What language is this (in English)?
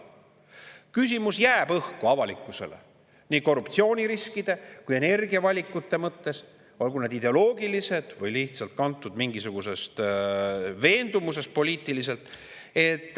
Estonian